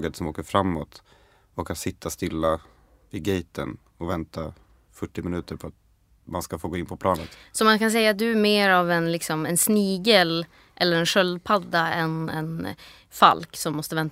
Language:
Swedish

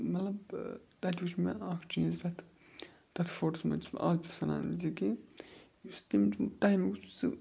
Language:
Kashmiri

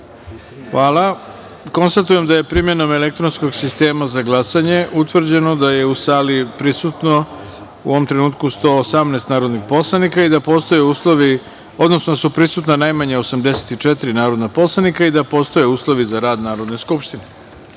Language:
Serbian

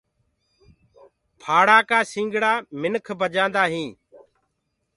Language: Gurgula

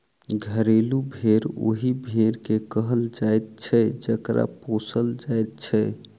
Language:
Maithili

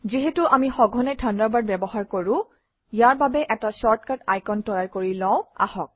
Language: Assamese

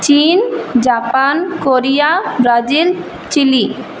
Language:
Bangla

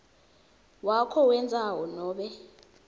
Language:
Swati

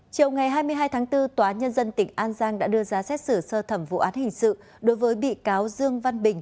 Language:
Vietnamese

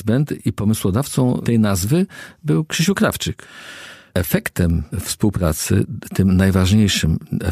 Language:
Polish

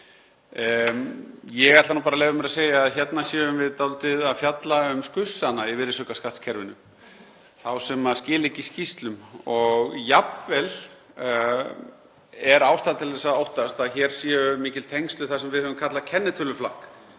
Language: Icelandic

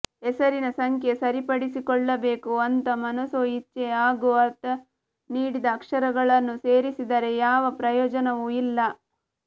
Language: Kannada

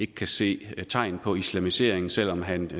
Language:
Danish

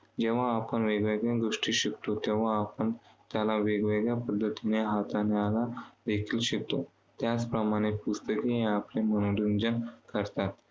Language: Marathi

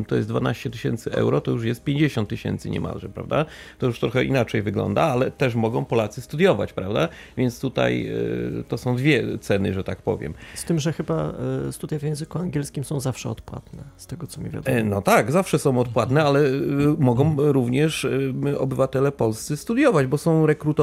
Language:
Polish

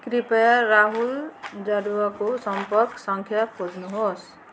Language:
Nepali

